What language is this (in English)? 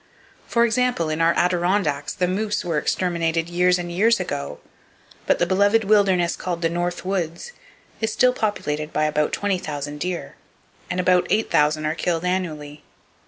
English